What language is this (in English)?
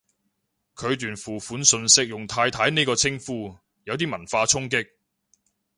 Cantonese